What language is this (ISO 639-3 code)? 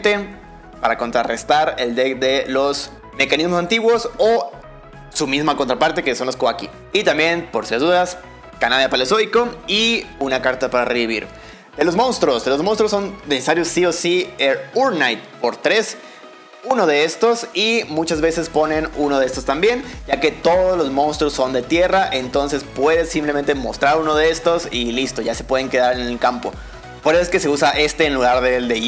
spa